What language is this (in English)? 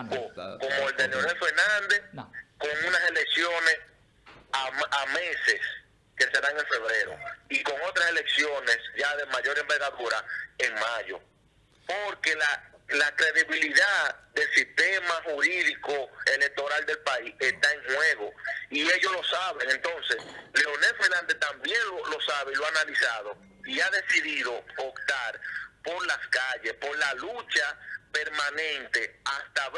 Spanish